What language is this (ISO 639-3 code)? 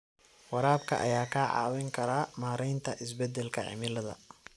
som